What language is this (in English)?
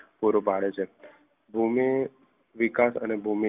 Gujarati